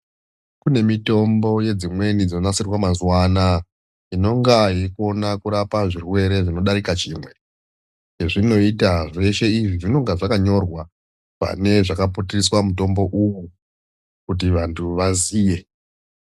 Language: Ndau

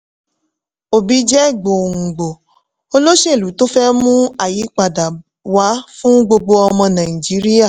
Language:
Yoruba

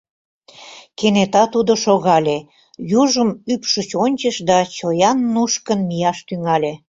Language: Mari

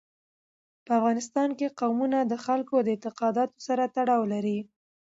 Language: Pashto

